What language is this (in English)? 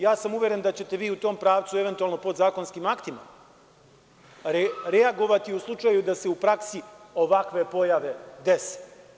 Serbian